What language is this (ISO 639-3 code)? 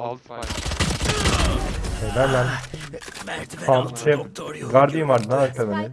tur